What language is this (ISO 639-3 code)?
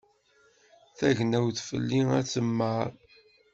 kab